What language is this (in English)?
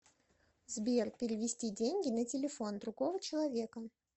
Russian